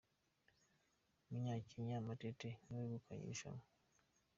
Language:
Kinyarwanda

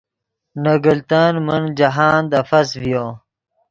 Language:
Yidgha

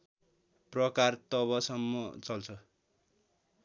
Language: Nepali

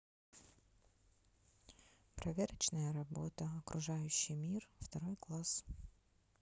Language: Russian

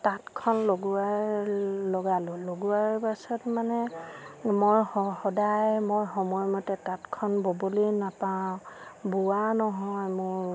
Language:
Assamese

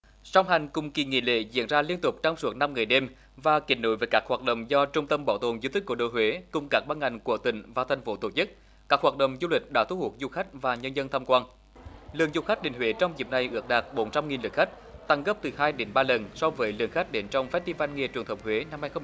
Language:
Vietnamese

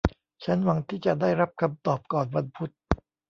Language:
Thai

